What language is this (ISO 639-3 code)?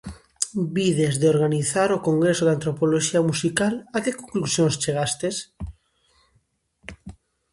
glg